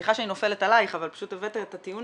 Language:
Hebrew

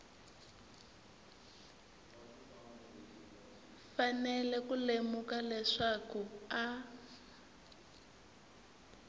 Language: Tsonga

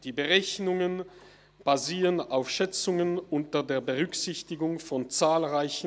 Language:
Swiss German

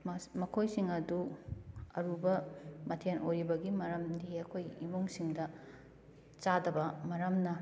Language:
Manipuri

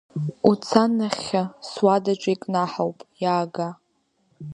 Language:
Abkhazian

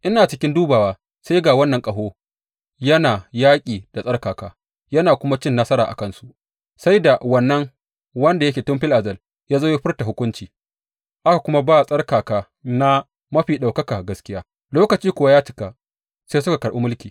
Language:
Hausa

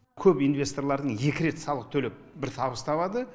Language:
Kazakh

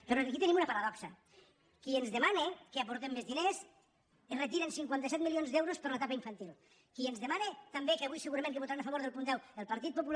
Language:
Catalan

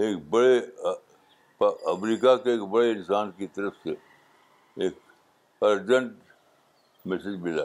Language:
Urdu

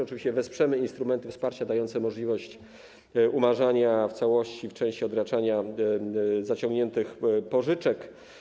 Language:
Polish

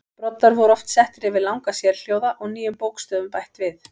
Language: Icelandic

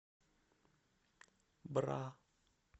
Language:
Russian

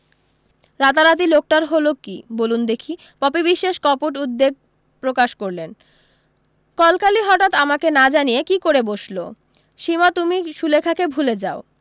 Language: Bangla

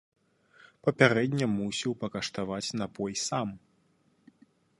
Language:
Belarusian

